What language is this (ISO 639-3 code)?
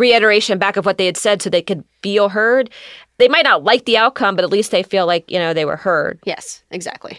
eng